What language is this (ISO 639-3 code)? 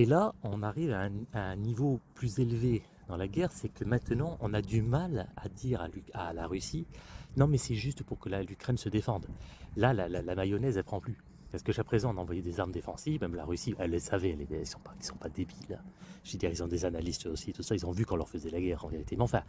fra